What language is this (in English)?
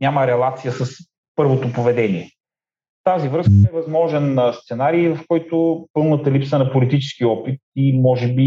Bulgarian